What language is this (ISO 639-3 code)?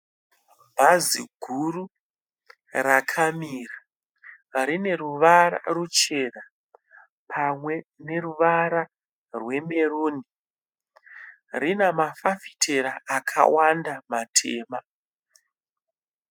sna